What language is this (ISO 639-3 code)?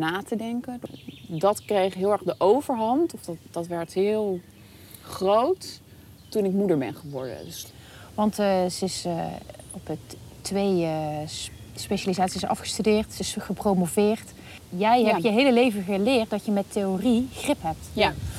nld